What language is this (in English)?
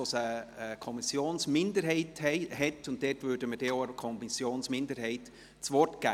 Swiss German